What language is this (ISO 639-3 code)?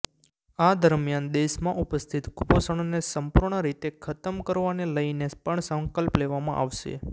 guj